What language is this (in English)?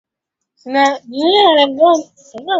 Swahili